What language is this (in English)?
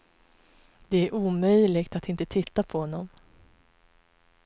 Swedish